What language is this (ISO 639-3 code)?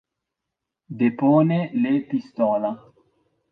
ina